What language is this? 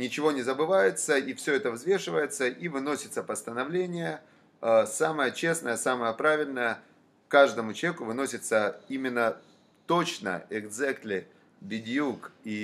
Russian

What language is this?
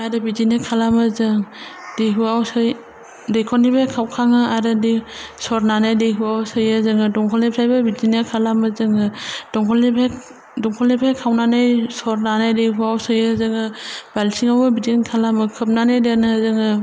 Bodo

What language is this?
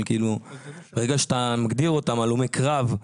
Hebrew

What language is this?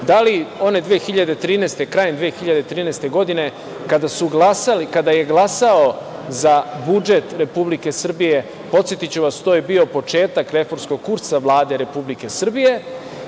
Serbian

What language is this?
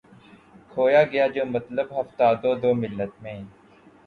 Urdu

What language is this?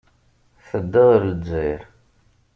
Kabyle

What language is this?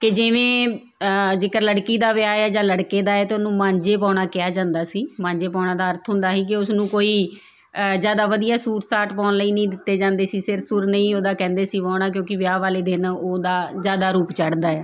Punjabi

